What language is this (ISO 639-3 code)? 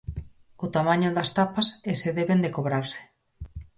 glg